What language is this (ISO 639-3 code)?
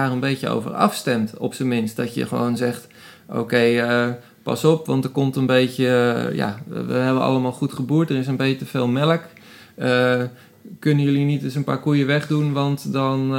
nld